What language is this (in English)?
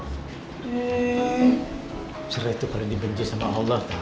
Indonesian